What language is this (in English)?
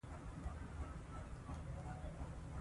Pashto